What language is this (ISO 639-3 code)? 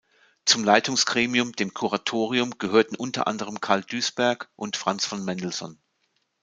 deu